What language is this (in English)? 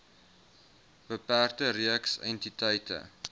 Afrikaans